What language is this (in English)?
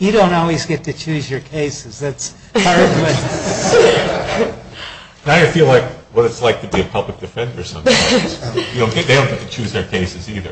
English